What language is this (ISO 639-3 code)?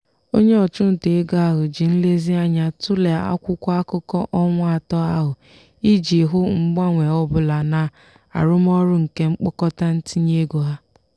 ibo